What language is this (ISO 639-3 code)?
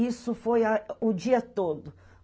por